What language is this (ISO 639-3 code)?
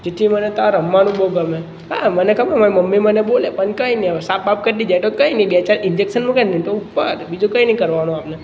guj